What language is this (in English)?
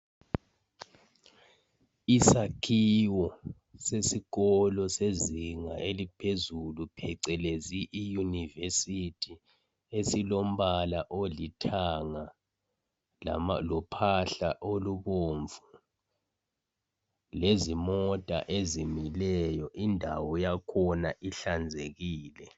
North Ndebele